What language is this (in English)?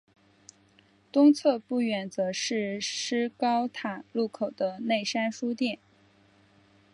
Chinese